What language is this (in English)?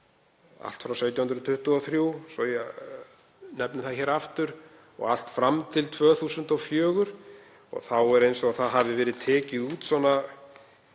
Icelandic